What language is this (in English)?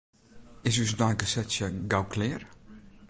Western Frisian